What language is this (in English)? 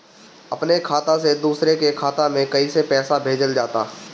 Bhojpuri